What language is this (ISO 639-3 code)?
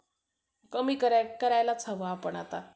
mar